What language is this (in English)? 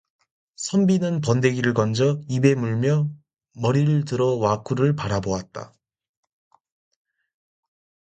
Korean